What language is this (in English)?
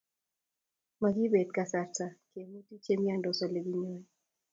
Kalenjin